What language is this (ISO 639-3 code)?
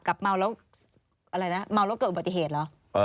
tha